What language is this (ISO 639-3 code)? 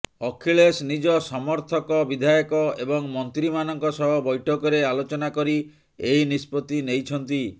ori